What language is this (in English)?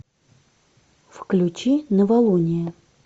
Russian